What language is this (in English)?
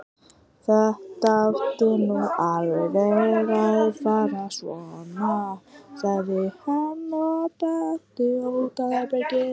Icelandic